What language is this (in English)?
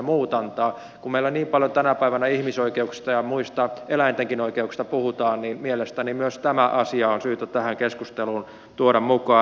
Finnish